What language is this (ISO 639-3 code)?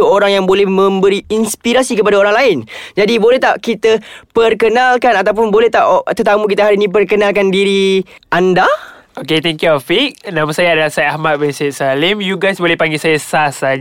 msa